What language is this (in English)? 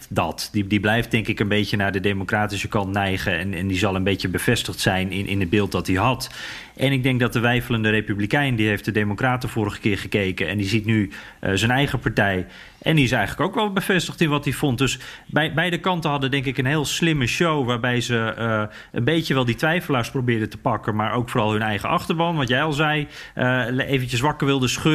Dutch